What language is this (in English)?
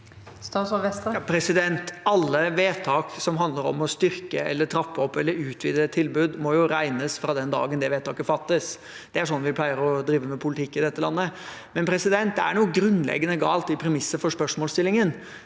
Norwegian